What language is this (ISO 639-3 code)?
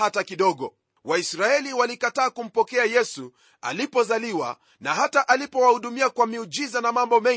swa